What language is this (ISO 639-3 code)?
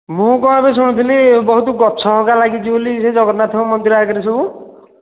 ori